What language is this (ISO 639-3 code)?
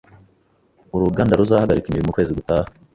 kin